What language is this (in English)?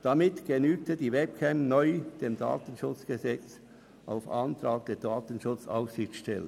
Swiss German